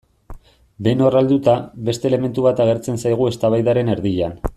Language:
Basque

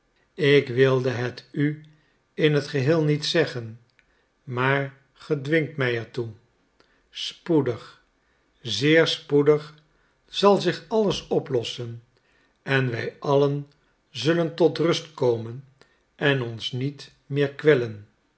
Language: Dutch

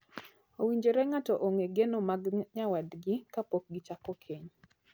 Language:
Luo (Kenya and Tanzania)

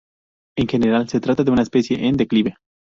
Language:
Spanish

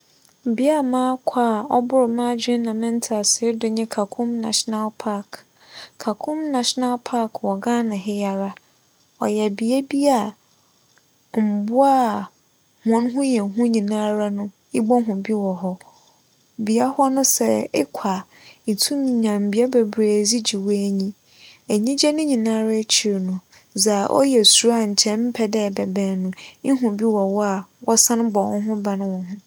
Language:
Akan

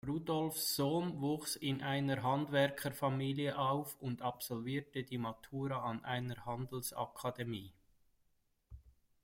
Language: German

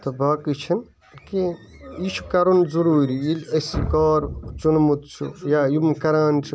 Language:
Kashmiri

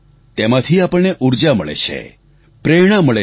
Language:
Gujarati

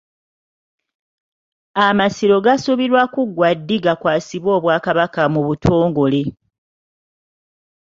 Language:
Ganda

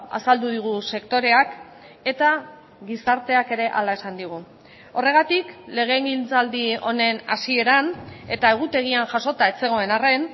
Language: Basque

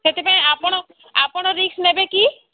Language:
Odia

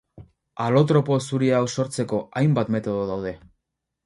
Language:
Basque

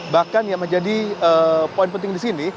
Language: Indonesian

